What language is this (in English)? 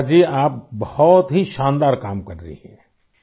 Urdu